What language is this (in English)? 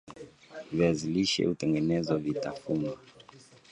Swahili